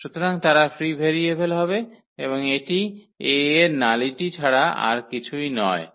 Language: Bangla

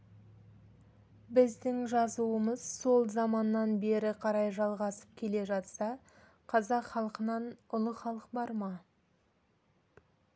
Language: Kazakh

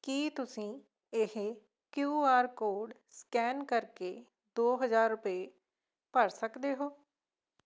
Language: Punjabi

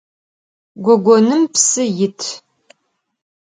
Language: Adyghe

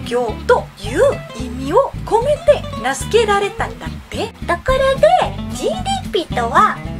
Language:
Japanese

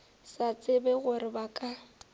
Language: Northern Sotho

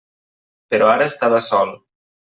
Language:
Catalan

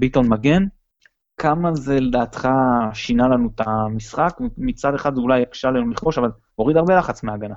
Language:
Hebrew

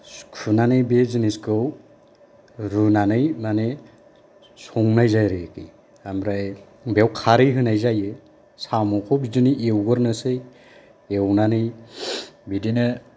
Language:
Bodo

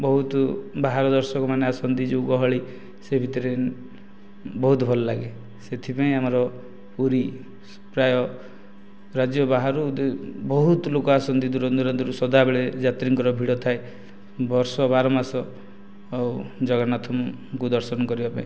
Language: Odia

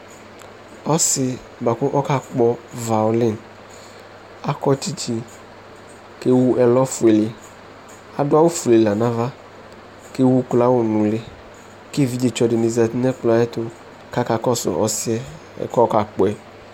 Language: Ikposo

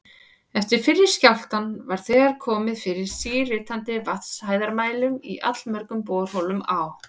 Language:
Icelandic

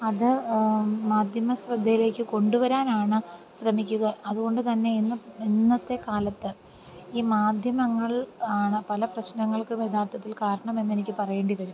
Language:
Malayalam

